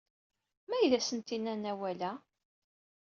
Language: Kabyle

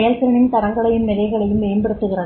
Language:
Tamil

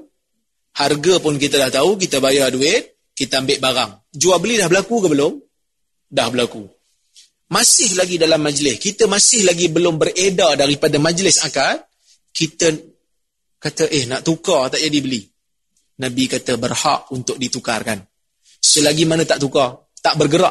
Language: Malay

